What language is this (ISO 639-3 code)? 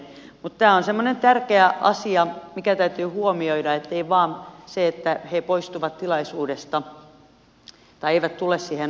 fin